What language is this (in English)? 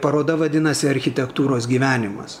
Lithuanian